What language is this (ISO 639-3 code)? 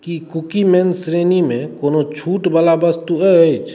mai